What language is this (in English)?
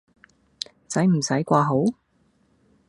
Cantonese